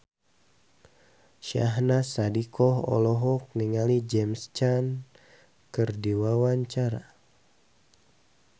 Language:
Sundanese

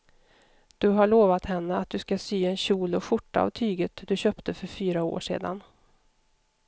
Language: Swedish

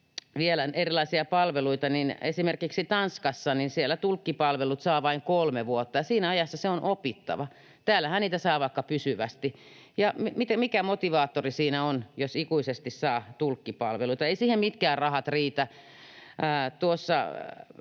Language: Finnish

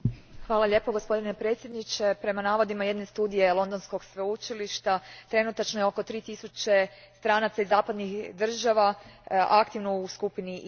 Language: Croatian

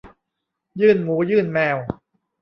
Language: Thai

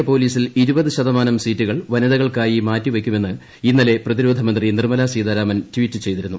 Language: Malayalam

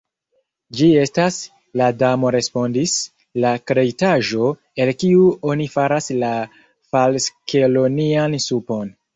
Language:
Esperanto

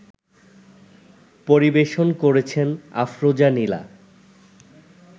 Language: Bangla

